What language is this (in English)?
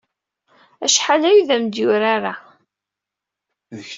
Kabyle